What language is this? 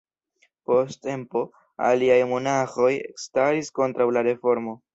Esperanto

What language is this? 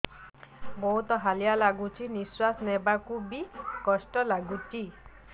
Odia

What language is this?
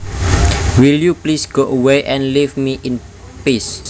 Javanese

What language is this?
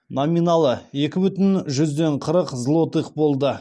Kazakh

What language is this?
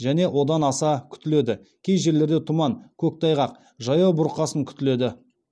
Kazakh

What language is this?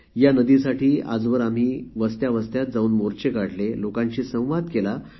Marathi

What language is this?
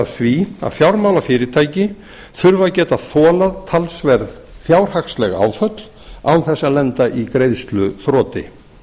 Icelandic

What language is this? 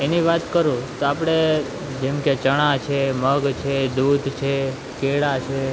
Gujarati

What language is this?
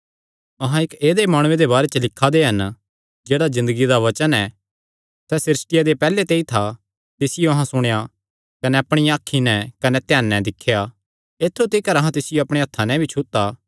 Kangri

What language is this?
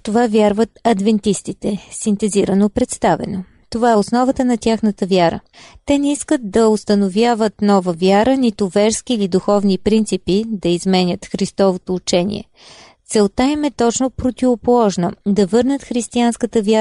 Bulgarian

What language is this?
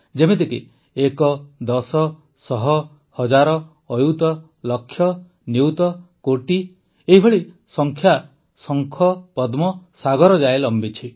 Odia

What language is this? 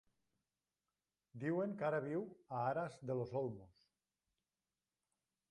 Catalan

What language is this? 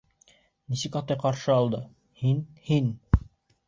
Bashkir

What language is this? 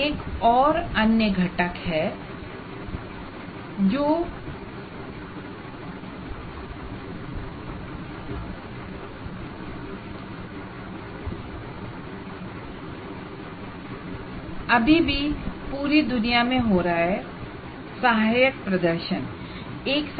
Hindi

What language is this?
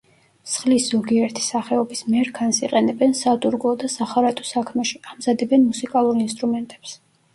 Georgian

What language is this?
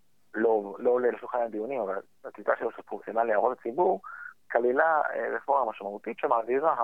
Hebrew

